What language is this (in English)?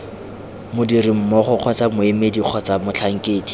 Tswana